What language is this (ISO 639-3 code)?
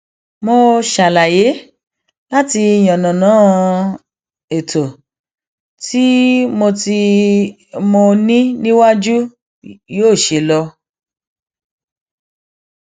yor